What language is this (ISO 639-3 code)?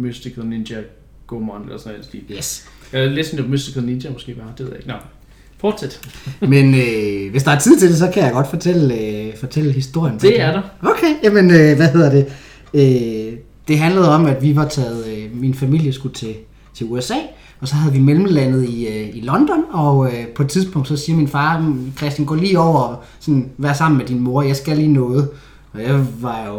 dan